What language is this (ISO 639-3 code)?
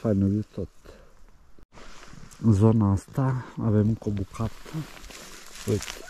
ron